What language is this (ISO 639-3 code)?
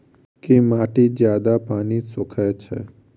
mai